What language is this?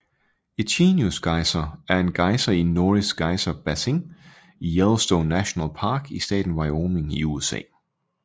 Danish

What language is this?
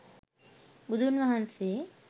Sinhala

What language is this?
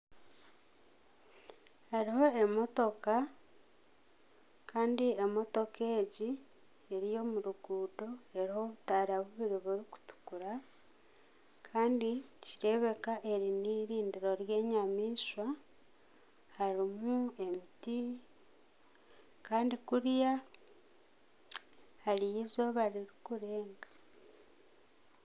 Nyankole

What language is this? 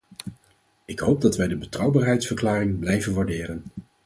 Dutch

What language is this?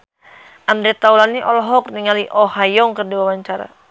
Sundanese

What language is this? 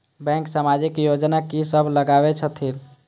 Maithili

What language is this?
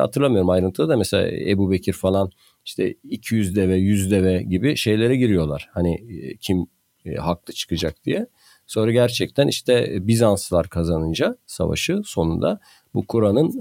Turkish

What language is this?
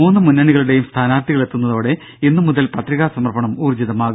Malayalam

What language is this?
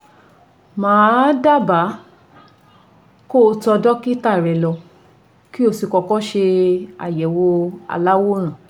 Yoruba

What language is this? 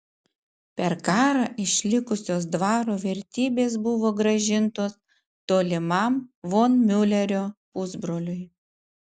Lithuanian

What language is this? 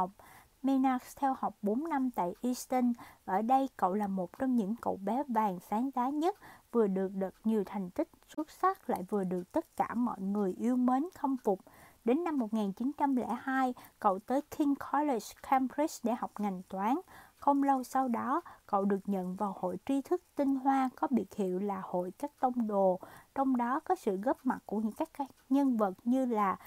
Vietnamese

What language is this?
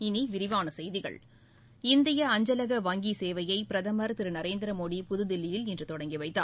Tamil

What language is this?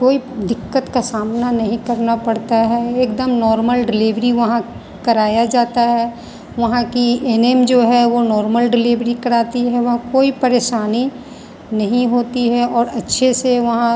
Hindi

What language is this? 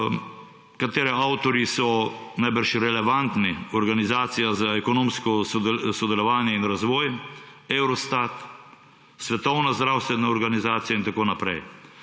Slovenian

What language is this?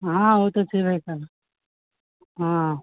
Maithili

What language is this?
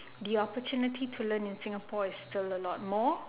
English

